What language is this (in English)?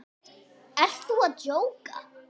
Icelandic